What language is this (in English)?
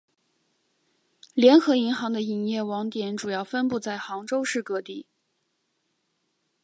Chinese